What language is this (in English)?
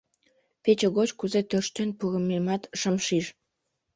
Mari